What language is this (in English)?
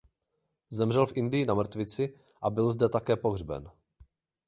Czech